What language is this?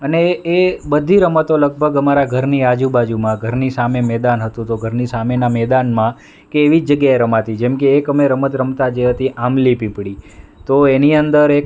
Gujarati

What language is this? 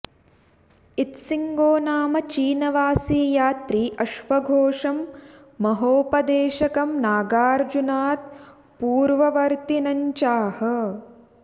Sanskrit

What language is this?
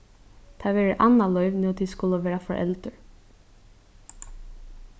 Faroese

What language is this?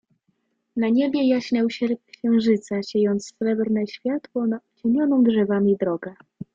Polish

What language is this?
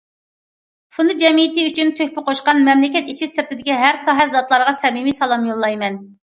Uyghur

